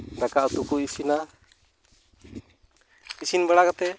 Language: Santali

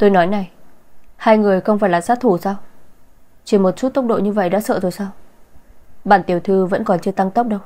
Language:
Vietnamese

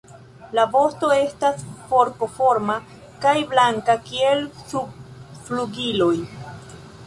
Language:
Esperanto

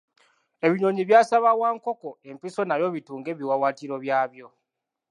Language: Ganda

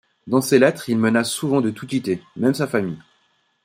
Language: French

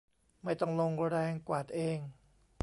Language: Thai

